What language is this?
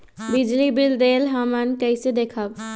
Magahi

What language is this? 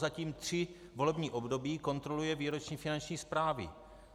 Czech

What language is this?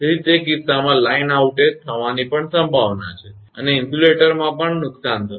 Gujarati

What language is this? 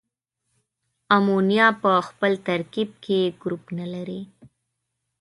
Pashto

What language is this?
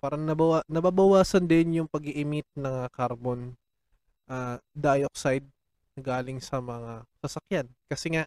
Filipino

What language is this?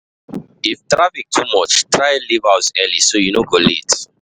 Nigerian Pidgin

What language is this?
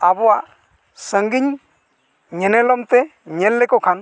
Santali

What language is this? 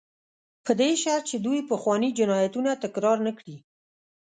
Pashto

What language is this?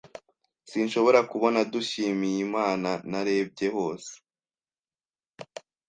Kinyarwanda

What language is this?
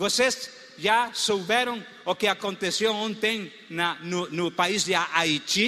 Portuguese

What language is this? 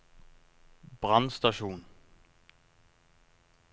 Norwegian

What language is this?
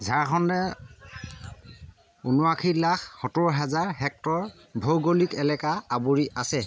Assamese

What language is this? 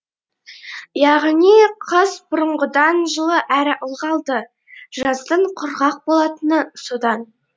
Kazakh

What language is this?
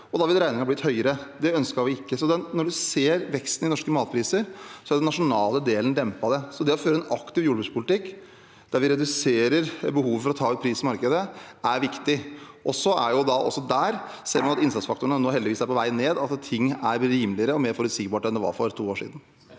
Norwegian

